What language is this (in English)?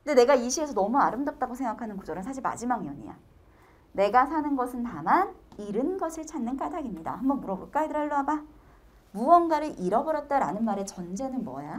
Korean